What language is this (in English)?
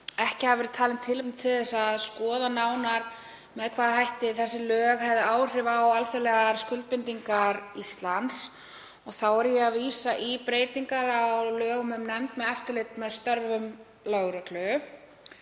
Icelandic